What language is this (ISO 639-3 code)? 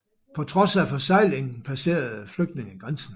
dan